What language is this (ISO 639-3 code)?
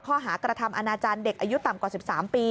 tha